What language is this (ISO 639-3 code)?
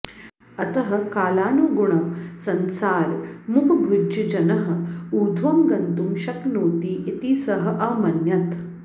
san